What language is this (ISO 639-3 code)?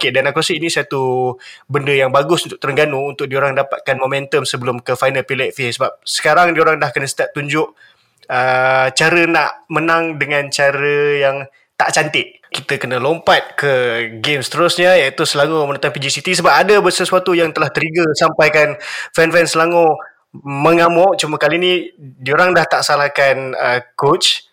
msa